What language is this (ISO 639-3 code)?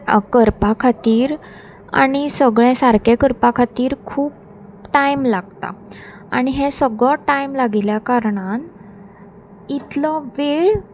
kok